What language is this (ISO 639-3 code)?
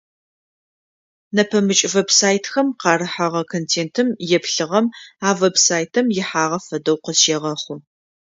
ady